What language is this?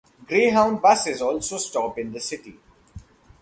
English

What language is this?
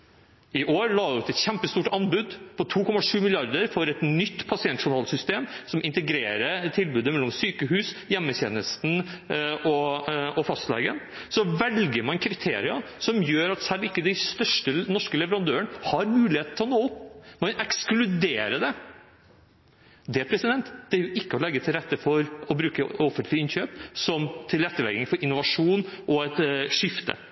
Norwegian Bokmål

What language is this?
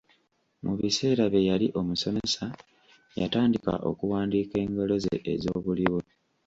Ganda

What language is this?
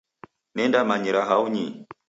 Taita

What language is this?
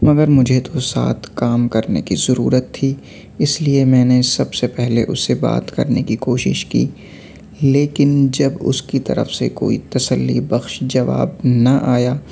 Urdu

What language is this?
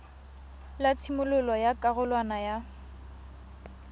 Tswana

